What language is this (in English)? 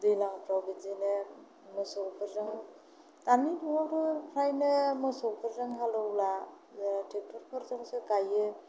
Bodo